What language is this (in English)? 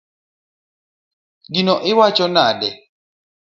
Luo (Kenya and Tanzania)